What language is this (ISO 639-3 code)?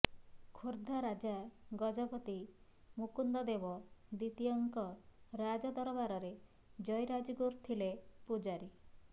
ori